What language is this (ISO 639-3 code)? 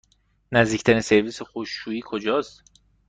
fas